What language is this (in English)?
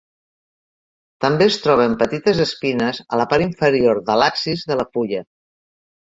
Catalan